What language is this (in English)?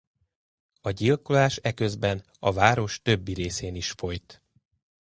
Hungarian